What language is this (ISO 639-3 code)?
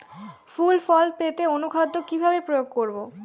ben